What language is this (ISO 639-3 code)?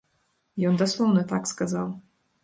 bel